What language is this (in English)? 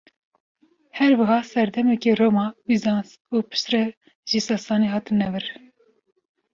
Kurdish